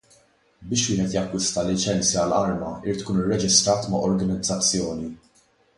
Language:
Maltese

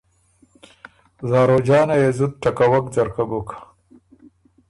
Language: Ormuri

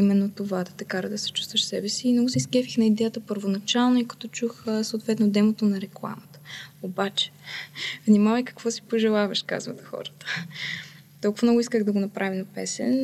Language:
Bulgarian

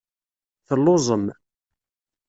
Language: Kabyle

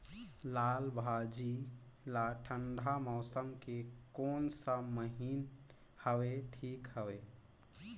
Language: Chhattisgarhi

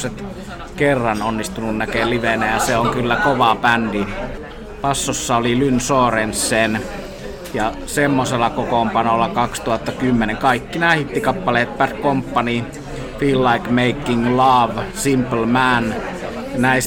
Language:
Finnish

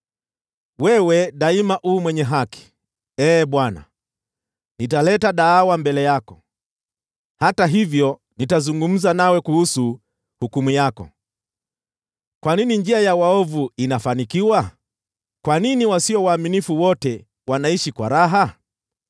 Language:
Swahili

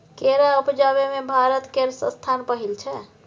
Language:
Maithili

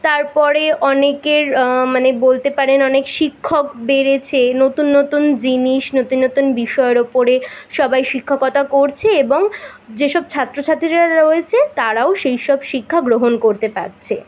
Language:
Bangla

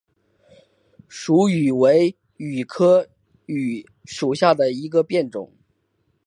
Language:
Chinese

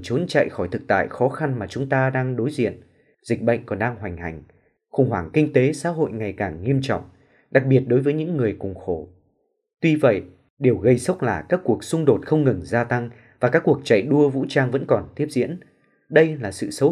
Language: Vietnamese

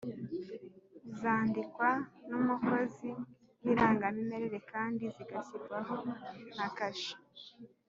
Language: Kinyarwanda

